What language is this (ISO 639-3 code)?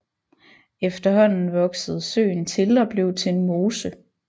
dan